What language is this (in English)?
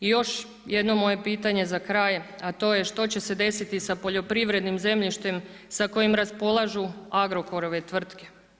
Croatian